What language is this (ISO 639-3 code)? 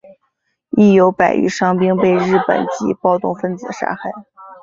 zho